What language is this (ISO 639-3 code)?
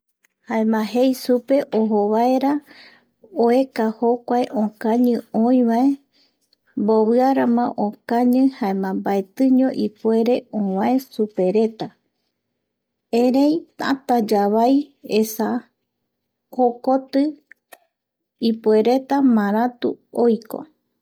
gui